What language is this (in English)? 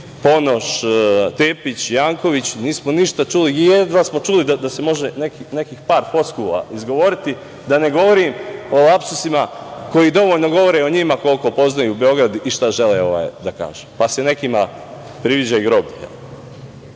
Serbian